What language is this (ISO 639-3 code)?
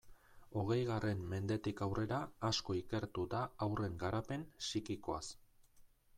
eus